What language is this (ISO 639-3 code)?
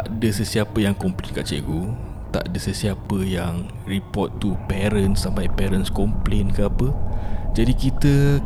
msa